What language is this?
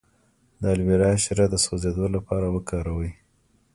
Pashto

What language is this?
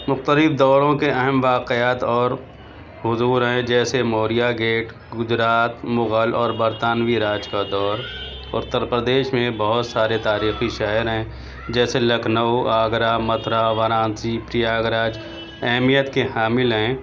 Urdu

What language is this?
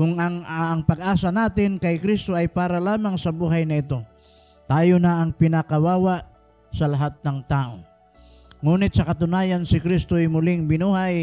Filipino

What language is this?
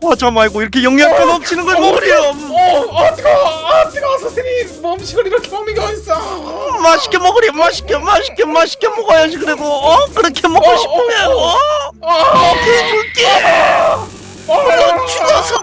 Korean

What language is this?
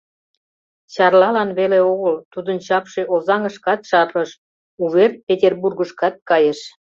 Mari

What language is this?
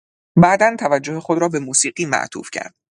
Persian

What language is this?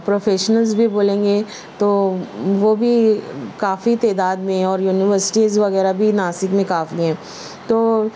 Urdu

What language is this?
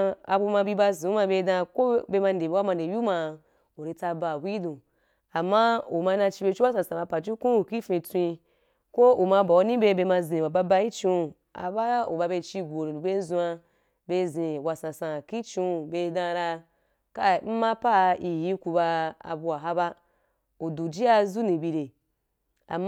Wapan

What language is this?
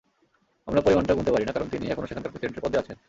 Bangla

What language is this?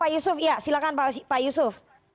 Indonesian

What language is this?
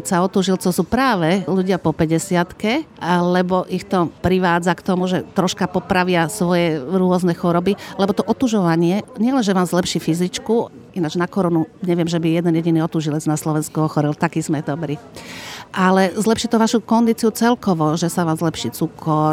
Slovak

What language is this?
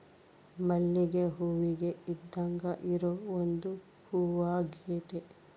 Kannada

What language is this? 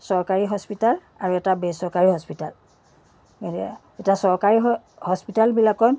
Assamese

